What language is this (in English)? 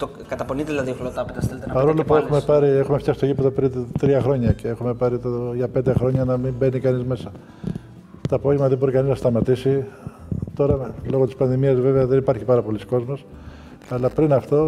Greek